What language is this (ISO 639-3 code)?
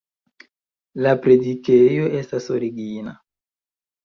epo